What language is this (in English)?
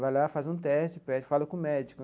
Portuguese